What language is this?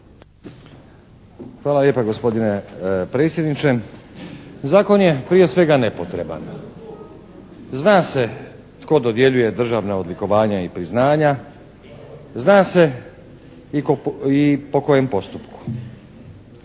Croatian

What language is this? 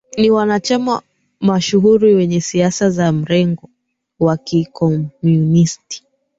Swahili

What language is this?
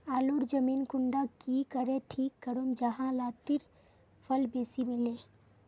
Magahi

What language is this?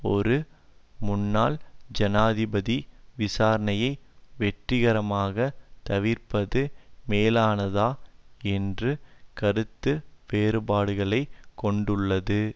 Tamil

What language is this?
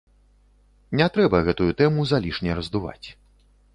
Belarusian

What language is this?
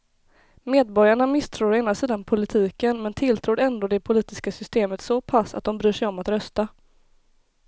Swedish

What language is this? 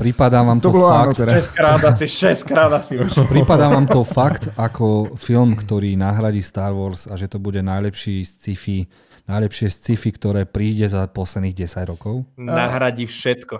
Slovak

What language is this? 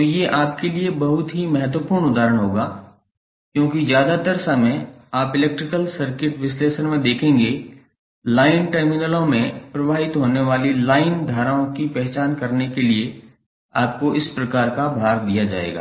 Hindi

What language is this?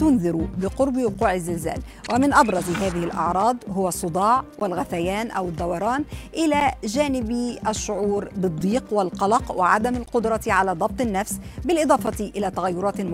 Arabic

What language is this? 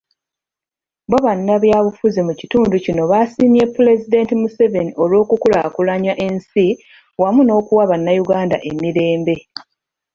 Ganda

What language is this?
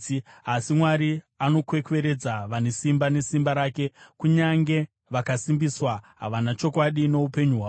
Shona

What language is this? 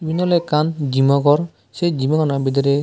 Chakma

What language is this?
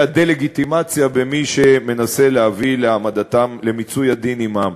Hebrew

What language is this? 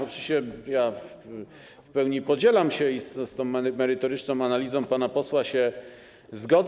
Polish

